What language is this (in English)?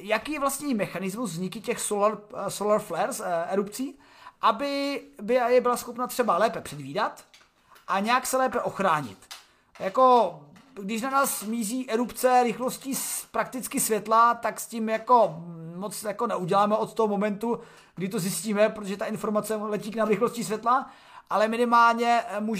Czech